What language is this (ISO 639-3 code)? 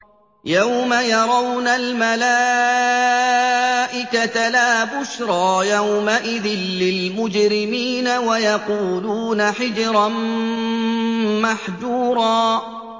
ara